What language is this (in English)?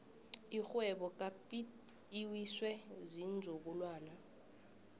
South Ndebele